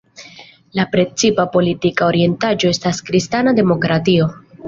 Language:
Esperanto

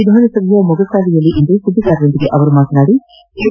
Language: Kannada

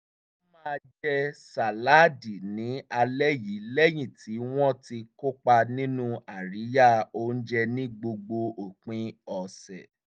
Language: Yoruba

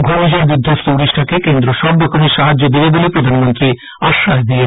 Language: Bangla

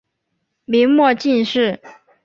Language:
Chinese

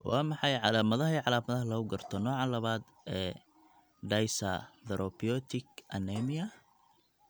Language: Somali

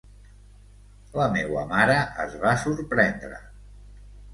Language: Catalan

